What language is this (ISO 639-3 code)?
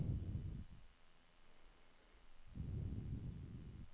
nor